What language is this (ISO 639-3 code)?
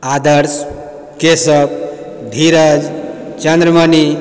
mai